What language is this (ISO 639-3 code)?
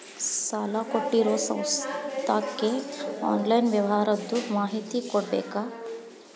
kan